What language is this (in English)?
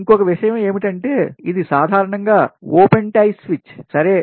Telugu